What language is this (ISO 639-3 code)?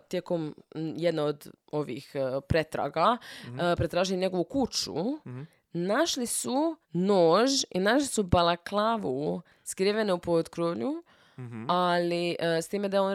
hrv